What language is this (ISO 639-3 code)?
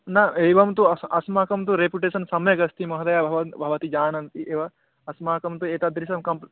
san